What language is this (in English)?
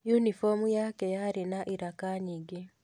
Kikuyu